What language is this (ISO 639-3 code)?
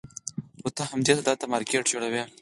pus